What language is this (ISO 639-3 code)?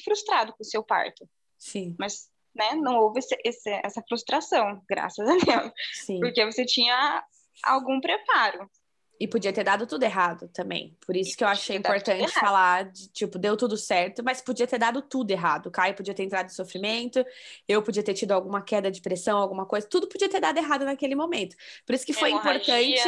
por